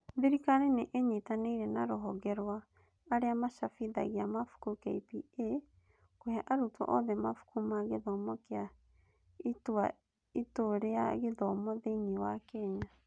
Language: Kikuyu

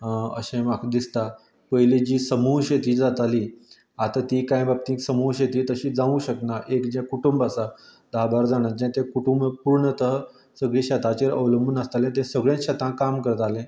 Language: Konkani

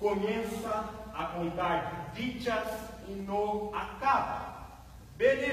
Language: Portuguese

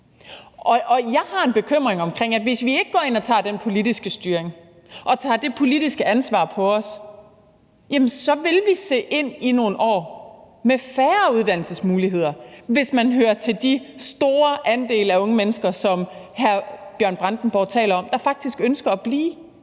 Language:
Danish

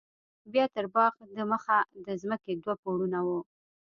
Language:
Pashto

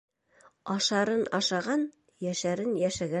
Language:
Bashkir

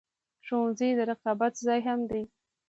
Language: Pashto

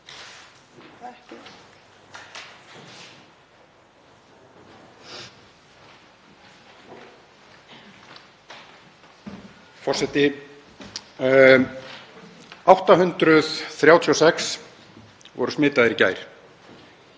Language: Icelandic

